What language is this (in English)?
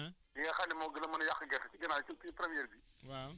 Wolof